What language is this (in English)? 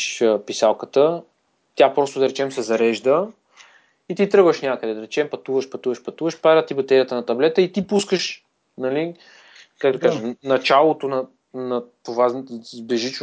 Bulgarian